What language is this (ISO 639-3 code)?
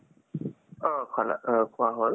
asm